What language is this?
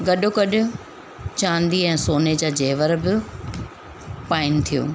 Sindhi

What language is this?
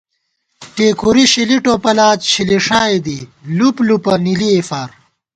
Gawar-Bati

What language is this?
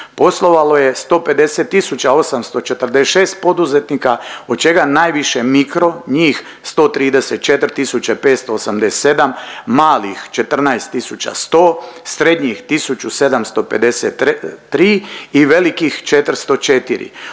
Croatian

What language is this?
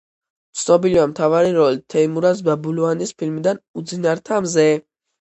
Georgian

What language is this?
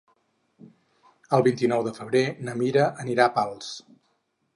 Catalan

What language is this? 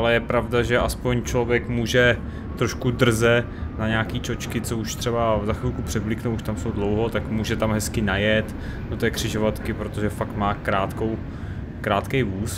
Czech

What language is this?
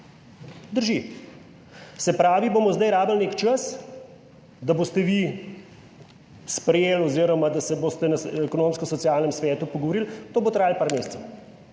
Slovenian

